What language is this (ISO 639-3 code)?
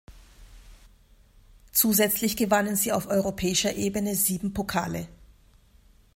deu